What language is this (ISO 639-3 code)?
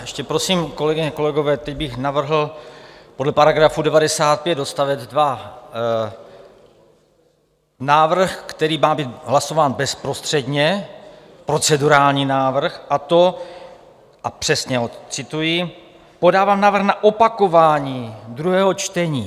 ces